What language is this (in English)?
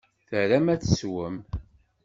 Kabyle